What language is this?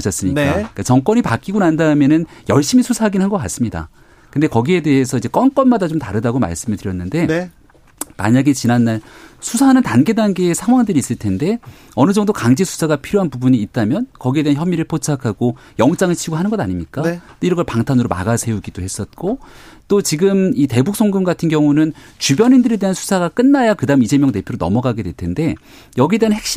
Korean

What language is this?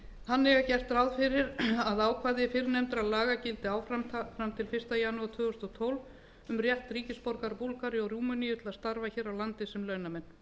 Icelandic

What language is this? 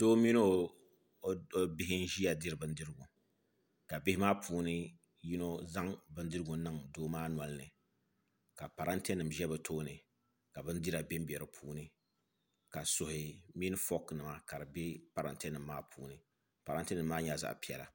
Dagbani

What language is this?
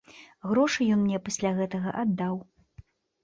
Belarusian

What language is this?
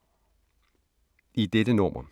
Danish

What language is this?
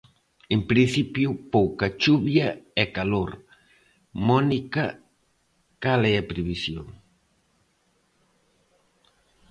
Galician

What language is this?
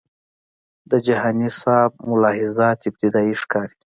Pashto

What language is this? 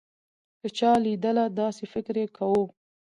Pashto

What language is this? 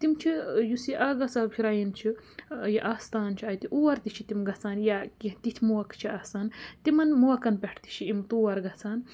Kashmiri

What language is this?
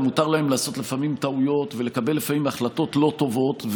Hebrew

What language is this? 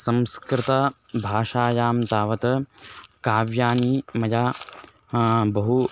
Sanskrit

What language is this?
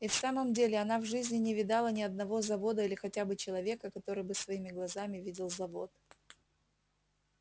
Russian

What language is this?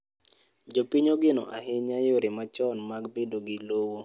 Luo (Kenya and Tanzania)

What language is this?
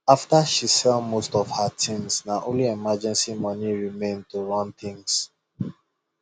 Nigerian Pidgin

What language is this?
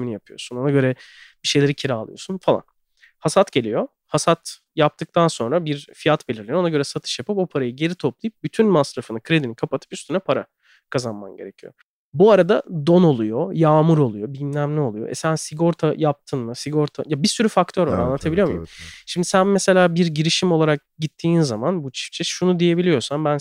Turkish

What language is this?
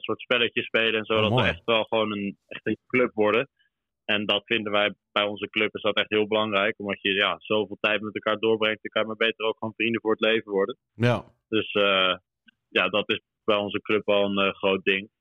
Dutch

